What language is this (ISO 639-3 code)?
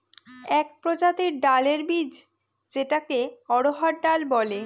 ben